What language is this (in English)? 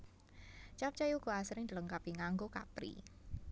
Javanese